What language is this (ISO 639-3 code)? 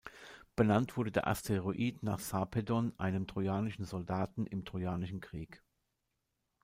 deu